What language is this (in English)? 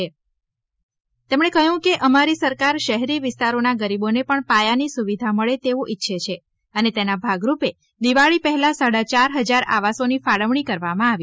Gujarati